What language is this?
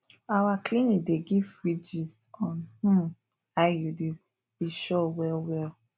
Nigerian Pidgin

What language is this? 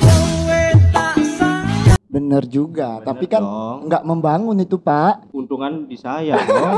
Indonesian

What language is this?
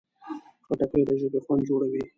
Pashto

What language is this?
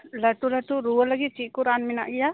Santali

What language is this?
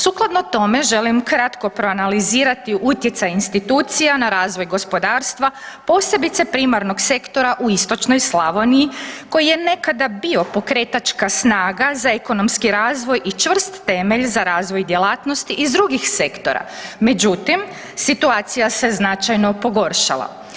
Croatian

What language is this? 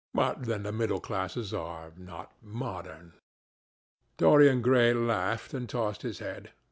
English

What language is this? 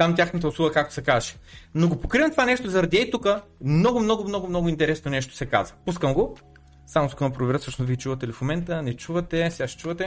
Bulgarian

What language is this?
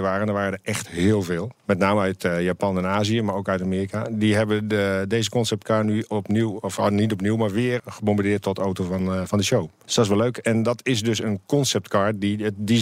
Dutch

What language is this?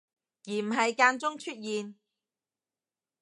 Cantonese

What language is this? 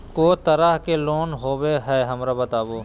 Magahi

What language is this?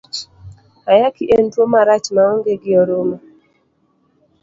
Luo (Kenya and Tanzania)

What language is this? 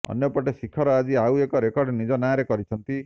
Odia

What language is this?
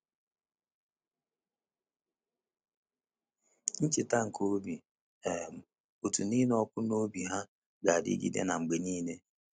Igbo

